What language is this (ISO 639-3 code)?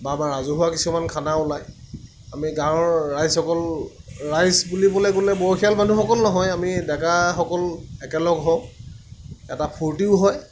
asm